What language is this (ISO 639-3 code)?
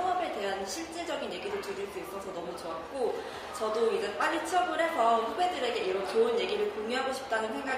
kor